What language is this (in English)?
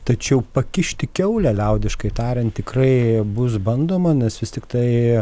Lithuanian